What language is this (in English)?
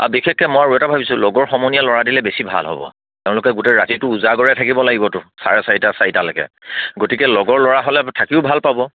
Assamese